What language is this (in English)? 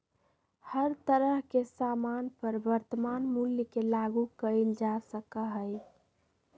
Magahi